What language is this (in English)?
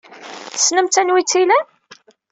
Kabyle